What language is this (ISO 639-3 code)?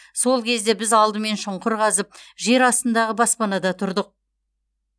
kaz